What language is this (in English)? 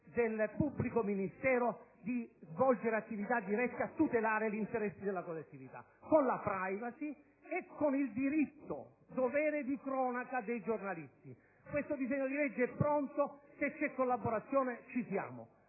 Italian